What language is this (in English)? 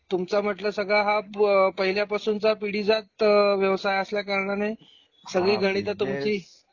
Marathi